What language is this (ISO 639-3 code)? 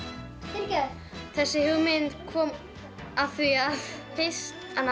isl